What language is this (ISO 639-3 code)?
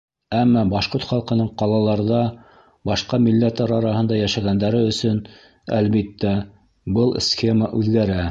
bak